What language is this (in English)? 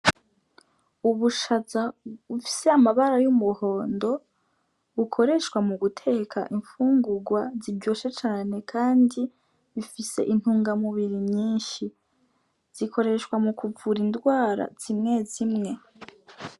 Rundi